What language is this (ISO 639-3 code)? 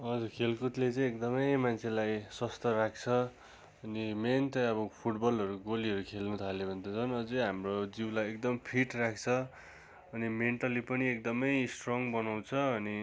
nep